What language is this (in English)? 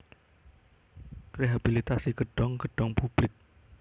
Javanese